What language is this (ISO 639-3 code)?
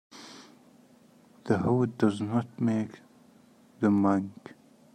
eng